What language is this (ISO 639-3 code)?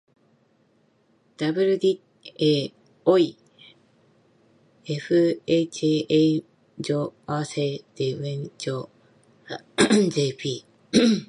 jpn